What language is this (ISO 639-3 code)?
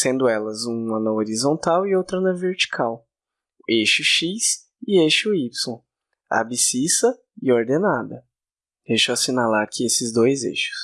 por